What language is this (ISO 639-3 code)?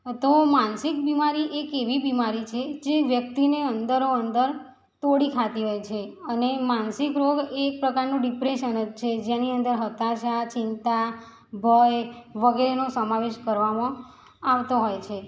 guj